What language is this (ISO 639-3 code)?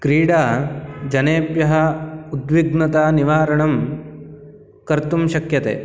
san